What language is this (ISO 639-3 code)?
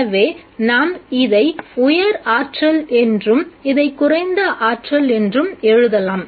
tam